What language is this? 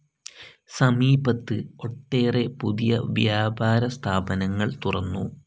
Malayalam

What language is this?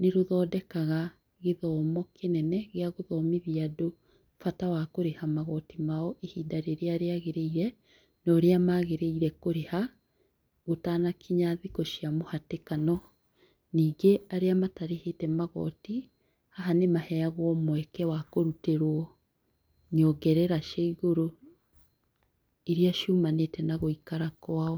Kikuyu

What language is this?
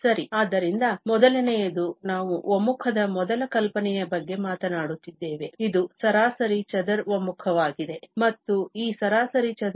Kannada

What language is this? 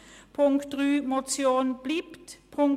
Swiss German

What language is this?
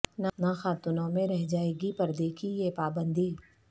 Urdu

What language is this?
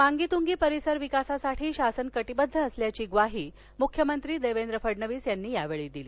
Marathi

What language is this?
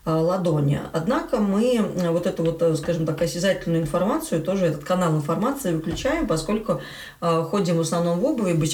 Russian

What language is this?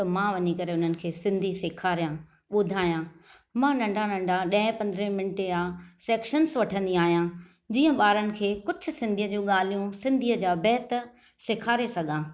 Sindhi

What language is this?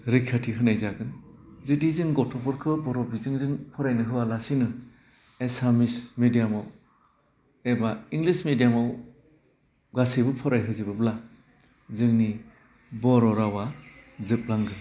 Bodo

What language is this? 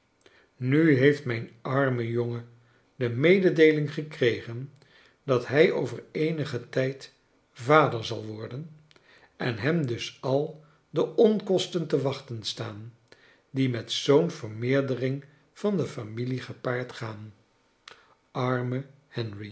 Dutch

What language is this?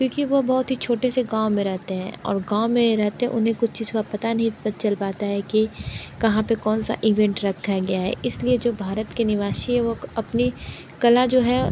Hindi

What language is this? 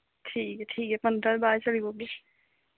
Dogri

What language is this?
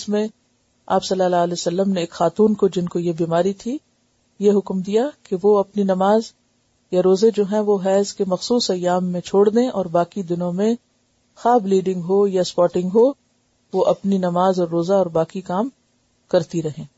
Urdu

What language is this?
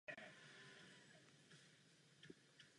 Czech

